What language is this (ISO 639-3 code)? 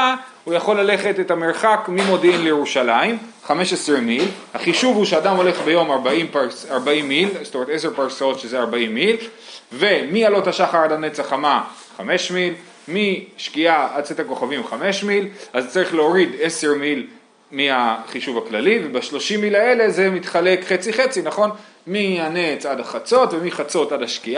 heb